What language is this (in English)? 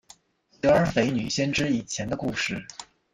Chinese